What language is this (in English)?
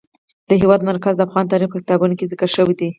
Pashto